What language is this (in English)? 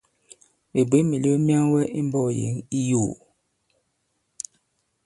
Bankon